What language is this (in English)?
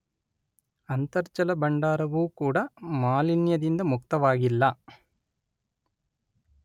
Kannada